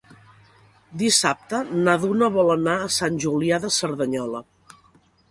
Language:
Catalan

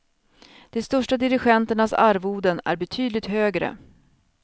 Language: Swedish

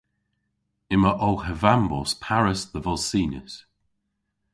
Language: Cornish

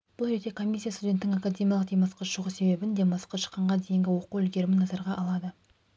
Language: Kazakh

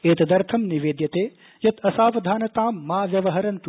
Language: Sanskrit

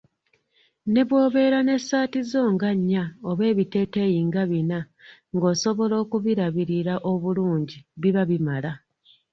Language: Ganda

